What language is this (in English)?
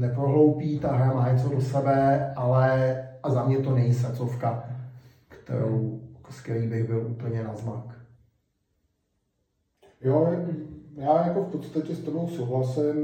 Czech